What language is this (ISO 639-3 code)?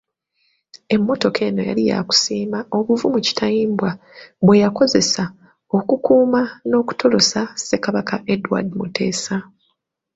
lug